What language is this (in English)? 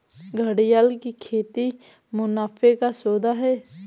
Hindi